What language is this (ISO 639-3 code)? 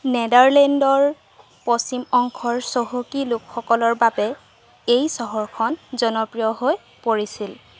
asm